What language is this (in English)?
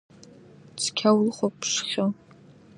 Abkhazian